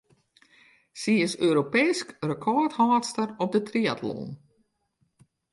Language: Western Frisian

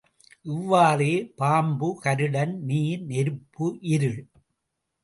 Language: Tamil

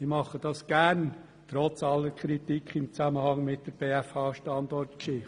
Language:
Swiss German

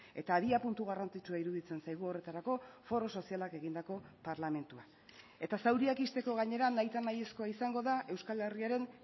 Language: Basque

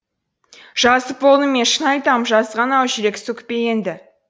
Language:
Kazakh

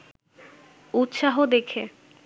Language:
Bangla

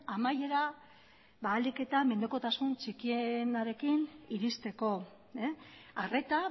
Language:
Basque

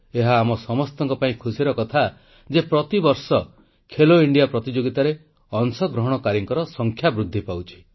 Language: Odia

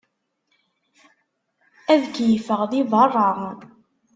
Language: Kabyle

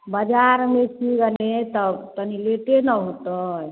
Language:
Maithili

